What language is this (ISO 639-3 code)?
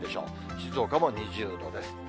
jpn